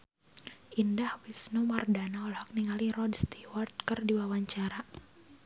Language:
Sundanese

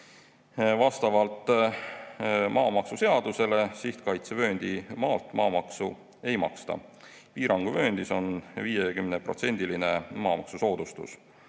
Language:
Estonian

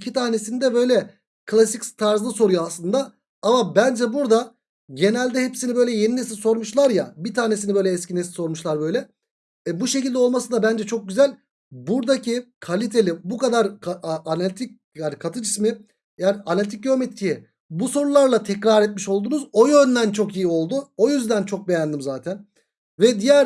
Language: Turkish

